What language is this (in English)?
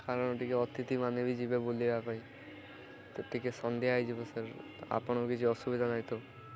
Odia